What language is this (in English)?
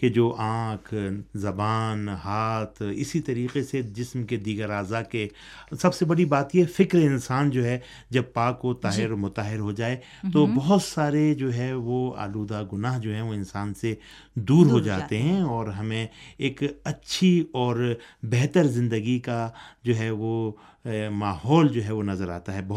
Urdu